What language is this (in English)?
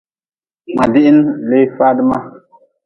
Nawdm